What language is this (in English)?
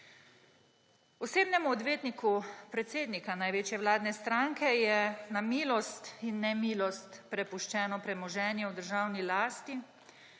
Slovenian